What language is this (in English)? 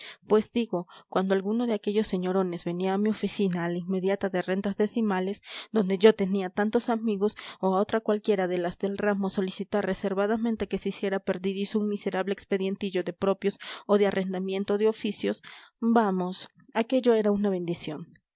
Spanish